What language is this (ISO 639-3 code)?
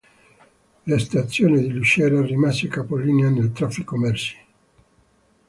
ita